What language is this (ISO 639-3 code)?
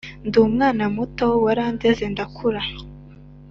kin